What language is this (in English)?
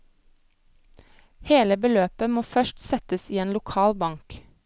Norwegian